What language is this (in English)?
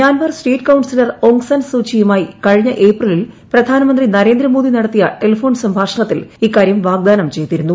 Malayalam